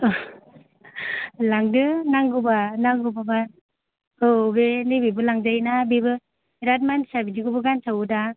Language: Bodo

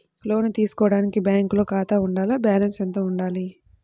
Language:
Telugu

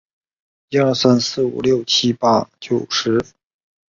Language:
Chinese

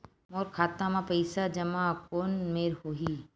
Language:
Chhattisgarhi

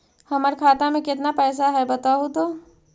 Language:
Magahi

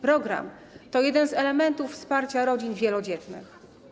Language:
Polish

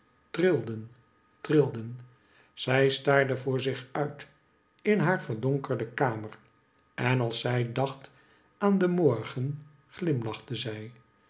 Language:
Dutch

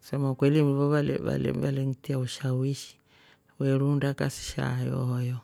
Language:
Rombo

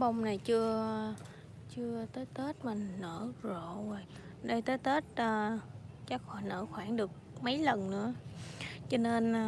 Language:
Vietnamese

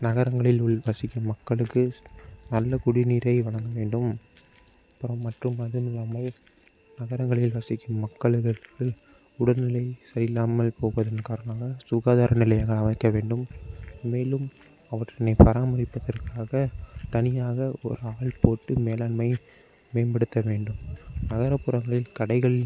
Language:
Tamil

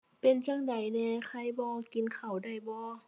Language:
Thai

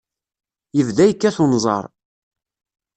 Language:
Kabyle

